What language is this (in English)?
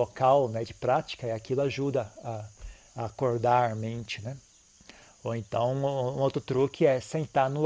Portuguese